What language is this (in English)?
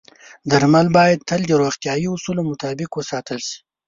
Pashto